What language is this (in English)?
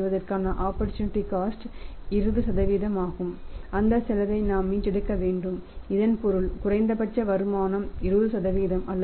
Tamil